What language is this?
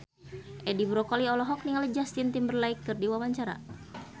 Sundanese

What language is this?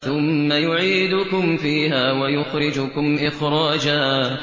Arabic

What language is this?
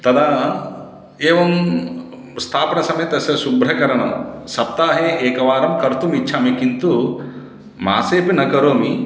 Sanskrit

